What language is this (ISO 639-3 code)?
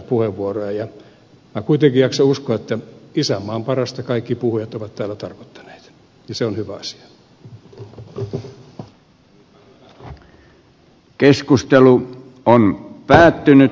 fin